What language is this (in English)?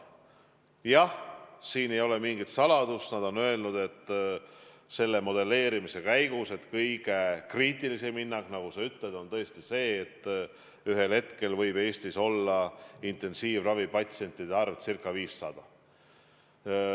Estonian